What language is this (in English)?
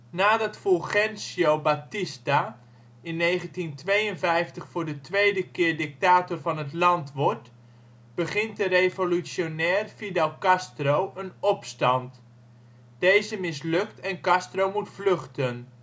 Dutch